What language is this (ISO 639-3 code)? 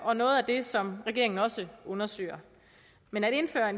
dan